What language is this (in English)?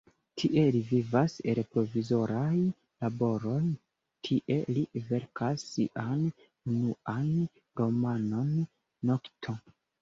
Esperanto